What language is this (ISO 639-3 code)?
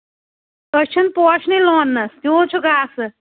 kas